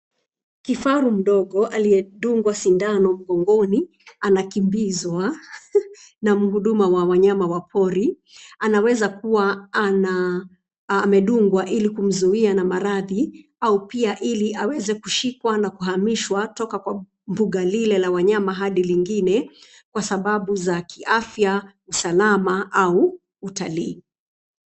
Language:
Swahili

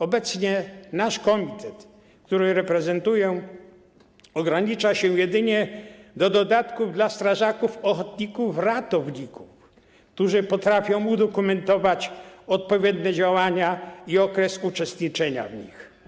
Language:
Polish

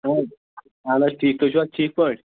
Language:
Kashmiri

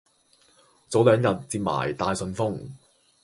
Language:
Cantonese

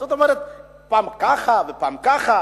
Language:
Hebrew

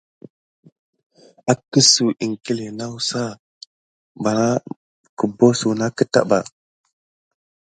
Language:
Gidar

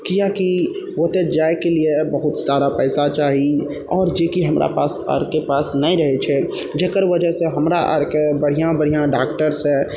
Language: Maithili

